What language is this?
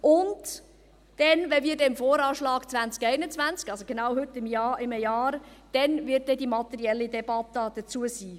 Swiss German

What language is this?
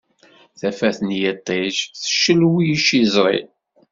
Kabyle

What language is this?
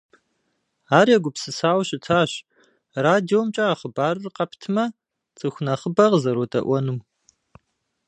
Kabardian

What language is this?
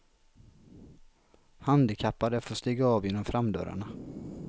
Swedish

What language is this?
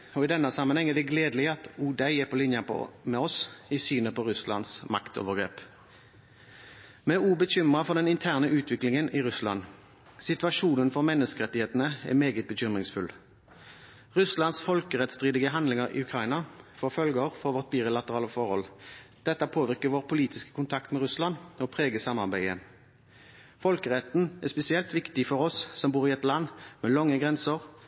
Norwegian Bokmål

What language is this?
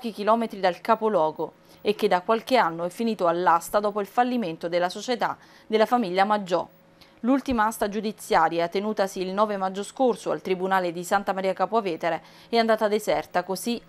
Italian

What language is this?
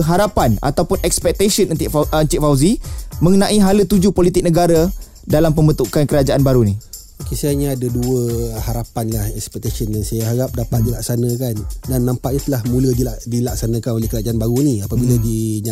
Malay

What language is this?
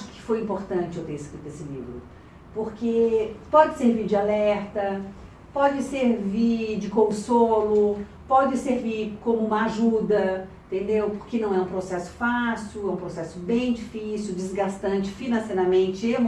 Portuguese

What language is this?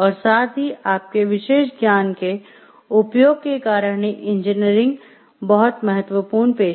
Hindi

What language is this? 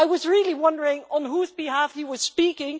English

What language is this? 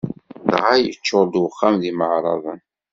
Kabyle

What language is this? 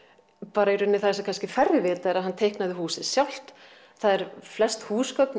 Icelandic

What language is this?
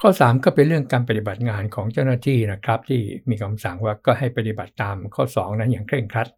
Thai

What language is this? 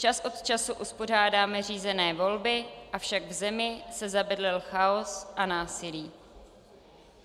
Czech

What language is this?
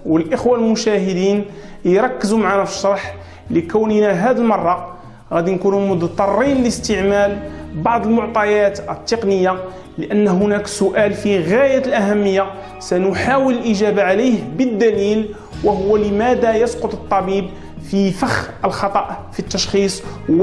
Arabic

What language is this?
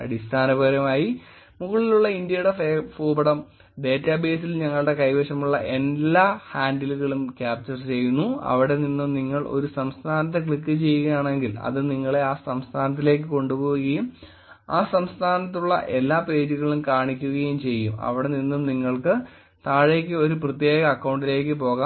Malayalam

